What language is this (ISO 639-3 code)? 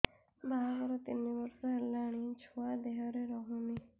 ori